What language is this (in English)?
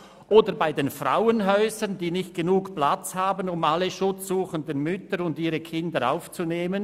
Swiss German